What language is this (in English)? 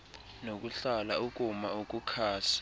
Xhosa